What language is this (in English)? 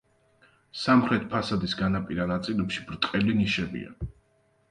Georgian